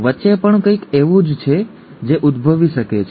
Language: Gujarati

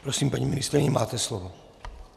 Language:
Czech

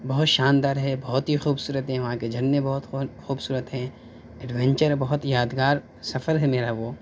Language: Urdu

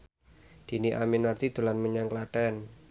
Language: Javanese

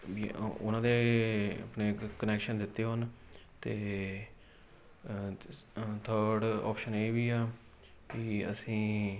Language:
Punjabi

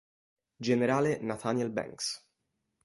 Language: Italian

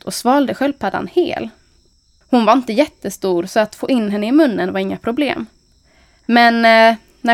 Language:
Swedish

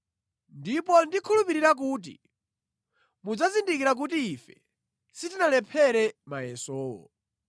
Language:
Nyanja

